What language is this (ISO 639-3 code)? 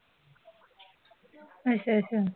pan